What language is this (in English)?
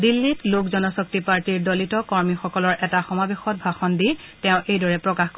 Assamese